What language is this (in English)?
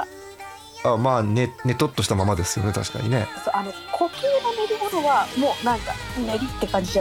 Japanese